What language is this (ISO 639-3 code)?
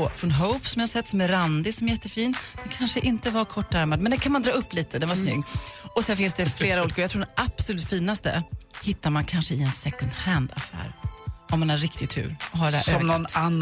swe